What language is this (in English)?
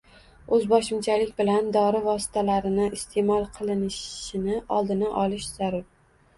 Uzbek